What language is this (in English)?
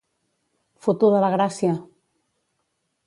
Catalan